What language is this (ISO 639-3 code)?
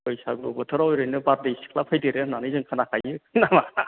brx